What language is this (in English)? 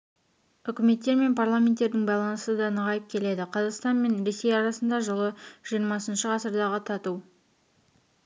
Kazakh